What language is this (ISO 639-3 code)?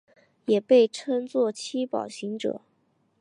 zho